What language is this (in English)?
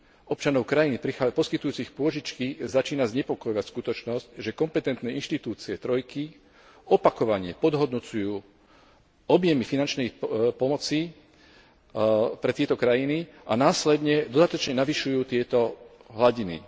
Slovak